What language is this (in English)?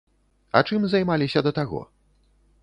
Belarusian